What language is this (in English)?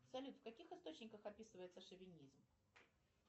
Russian